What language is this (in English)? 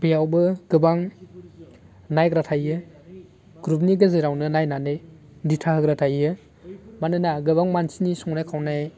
Bodo